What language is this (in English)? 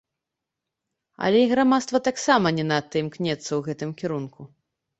Belarusian